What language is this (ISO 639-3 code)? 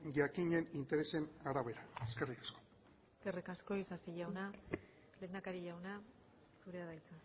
eus